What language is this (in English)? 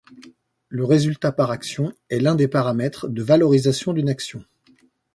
French